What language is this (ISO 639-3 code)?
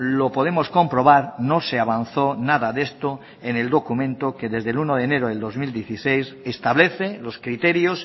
spa